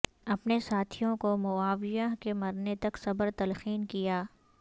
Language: Urdu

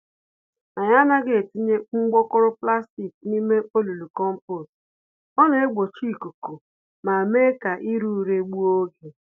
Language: Igbo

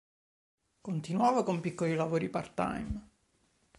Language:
Italian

